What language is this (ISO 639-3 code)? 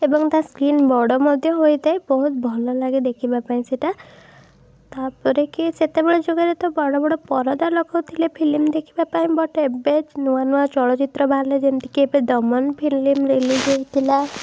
ori